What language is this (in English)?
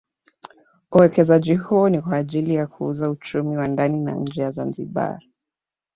Swahili